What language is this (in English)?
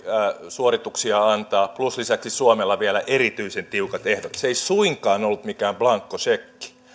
Finnish